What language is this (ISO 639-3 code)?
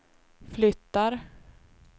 swe